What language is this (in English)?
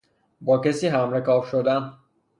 Persian